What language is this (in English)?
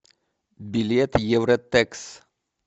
Russian